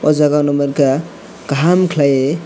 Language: Kok Borok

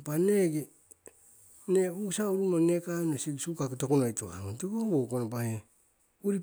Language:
Siwai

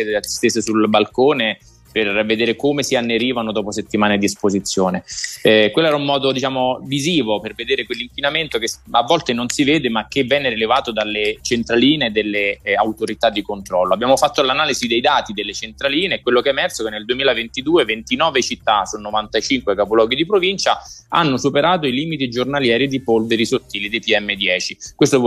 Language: Italian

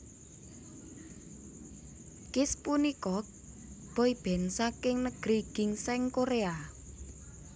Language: Javanese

